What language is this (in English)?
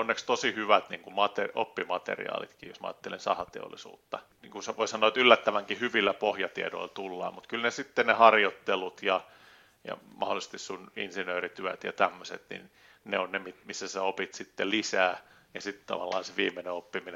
Finnish